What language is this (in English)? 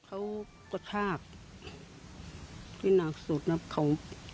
Thai